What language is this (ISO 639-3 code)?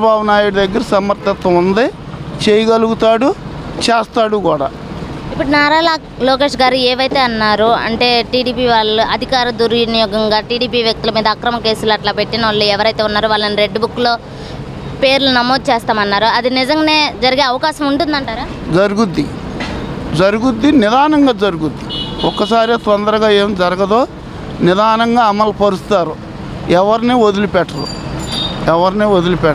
tel